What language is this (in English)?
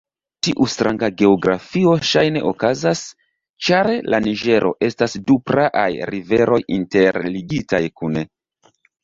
Esperanto